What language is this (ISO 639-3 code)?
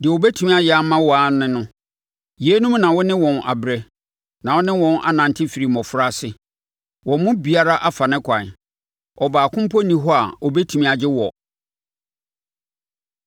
aka